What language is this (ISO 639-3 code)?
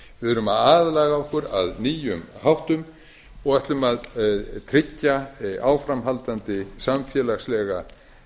isl